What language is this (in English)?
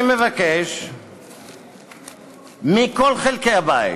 Hebrew